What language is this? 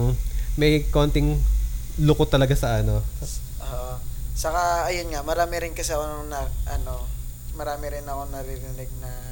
Filipino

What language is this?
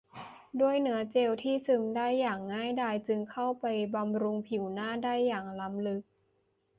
Thai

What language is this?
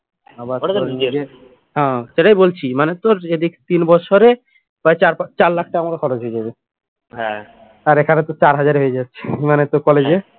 Bangla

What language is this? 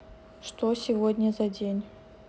Russian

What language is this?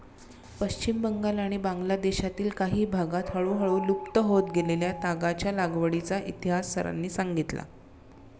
Marathi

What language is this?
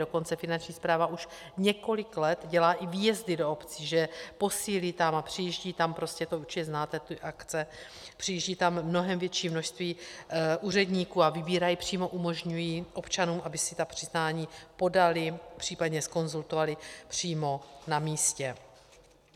Czech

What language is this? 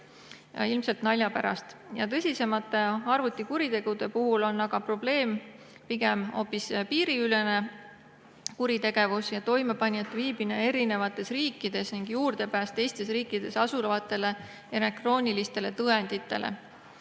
Estonian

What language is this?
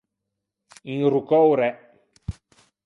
Ligurian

